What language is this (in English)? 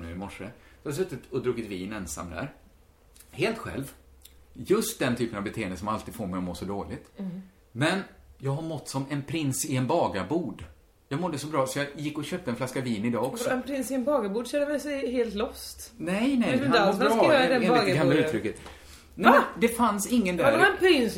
Swedish